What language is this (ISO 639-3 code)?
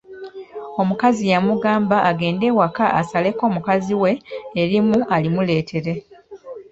lug